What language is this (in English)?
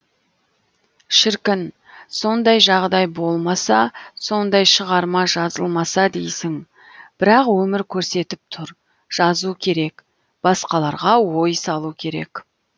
Kazakh